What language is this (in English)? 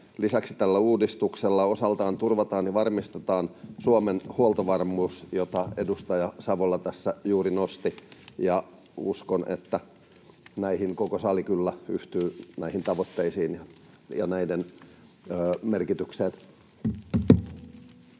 Finnish